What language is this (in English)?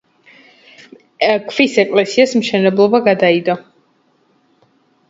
Georgian